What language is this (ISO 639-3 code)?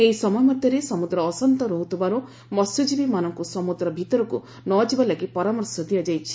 ori